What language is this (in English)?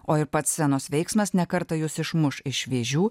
Lithuanian